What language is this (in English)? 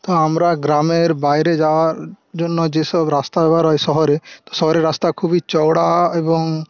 Bangla